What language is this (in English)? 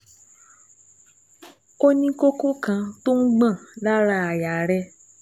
Yoruba